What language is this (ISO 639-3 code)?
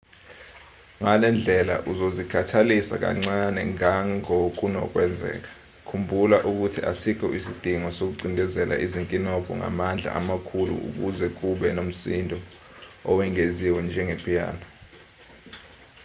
zul